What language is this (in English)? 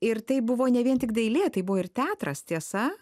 Lithuanian